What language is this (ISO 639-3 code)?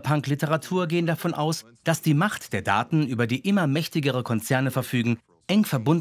deu